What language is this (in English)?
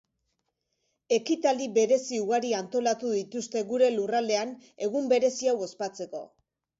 Basque